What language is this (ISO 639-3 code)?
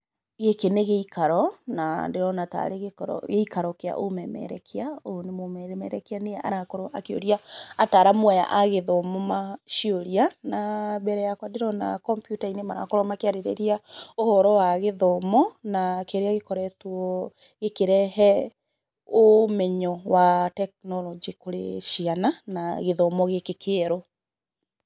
kik